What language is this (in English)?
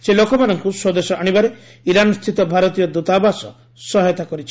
Odia